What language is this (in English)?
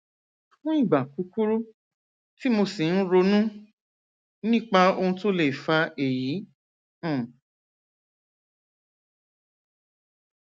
Yoruba